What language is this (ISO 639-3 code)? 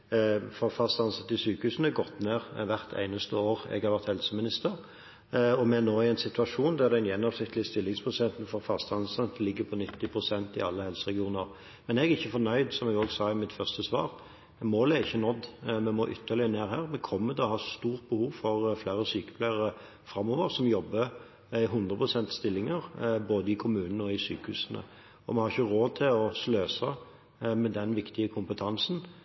nob